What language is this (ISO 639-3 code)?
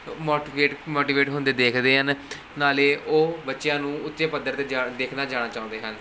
pan